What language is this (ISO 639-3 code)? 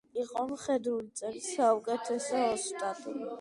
kat